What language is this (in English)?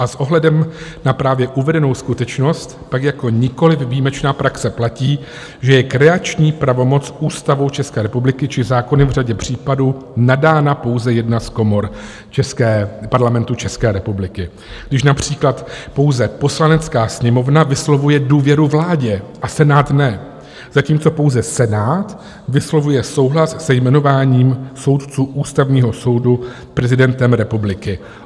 Czech